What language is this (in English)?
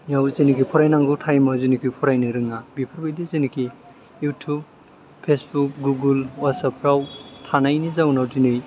Bodo